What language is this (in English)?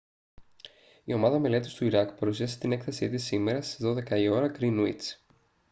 Greek